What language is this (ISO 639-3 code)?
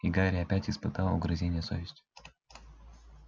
rus